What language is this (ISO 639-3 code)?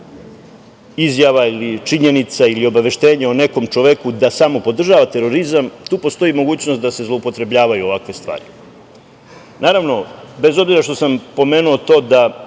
srp